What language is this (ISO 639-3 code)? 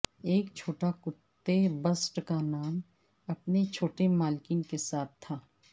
urd